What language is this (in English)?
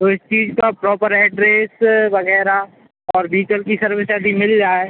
Hindi